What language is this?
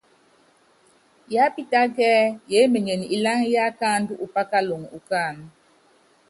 Yangben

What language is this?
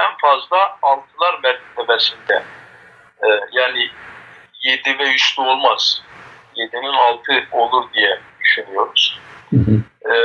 Turkish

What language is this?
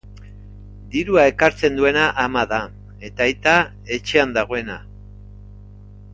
Basque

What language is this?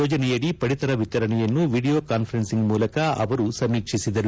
Kannada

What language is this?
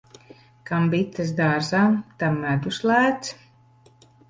Latvian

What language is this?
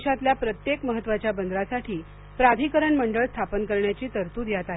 Marathi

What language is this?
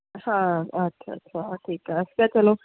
Punjabi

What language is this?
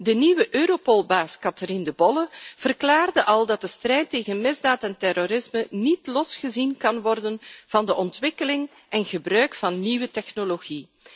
Dutch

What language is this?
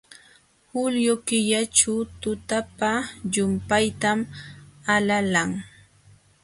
Jauja Wanca Quechua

